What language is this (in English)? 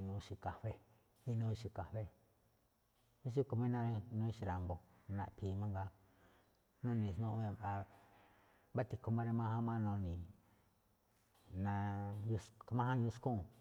Malinaltepec Me'phaa